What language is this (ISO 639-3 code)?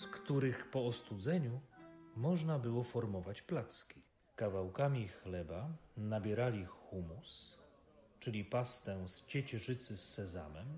pol